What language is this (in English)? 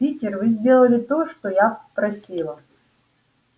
Russian